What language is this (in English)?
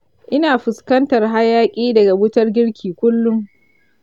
Hausa